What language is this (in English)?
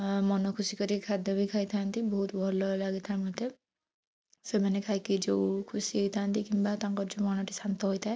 Odia